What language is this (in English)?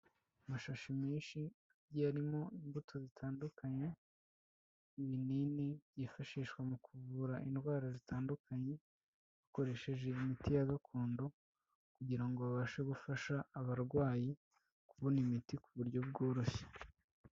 Kinyarwanda